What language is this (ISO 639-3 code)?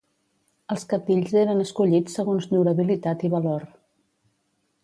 cat